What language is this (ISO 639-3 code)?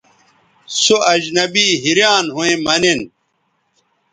btv